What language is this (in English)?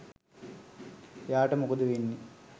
Sinhala